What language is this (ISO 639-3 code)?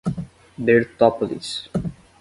por